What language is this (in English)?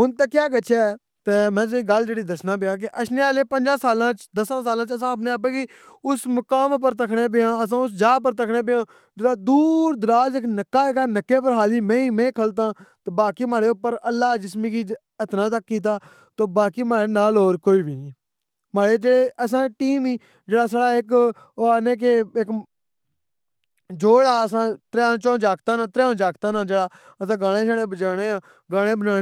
Pahari-Potwari